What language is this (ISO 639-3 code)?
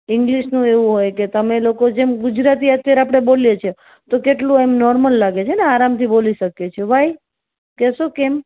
guj